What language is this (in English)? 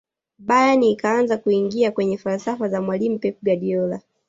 Swahili